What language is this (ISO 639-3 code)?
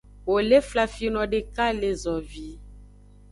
ajg